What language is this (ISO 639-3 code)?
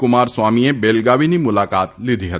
guj